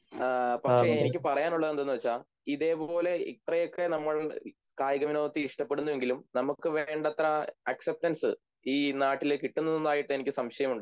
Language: Malayalam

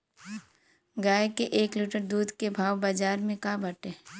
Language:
Bhojpuri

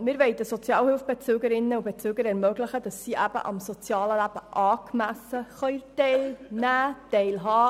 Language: Swiss German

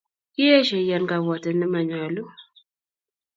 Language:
Kalenjin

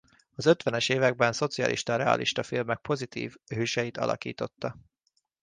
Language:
Hungarian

